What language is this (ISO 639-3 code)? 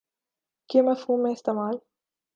urd